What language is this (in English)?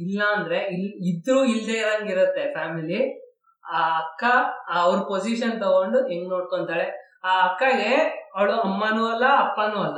Kannada